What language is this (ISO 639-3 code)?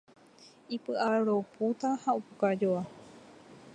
grn